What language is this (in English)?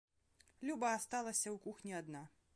Belarusian